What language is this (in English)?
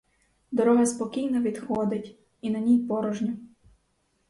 Ukrainian